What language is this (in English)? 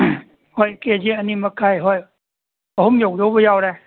Manipuri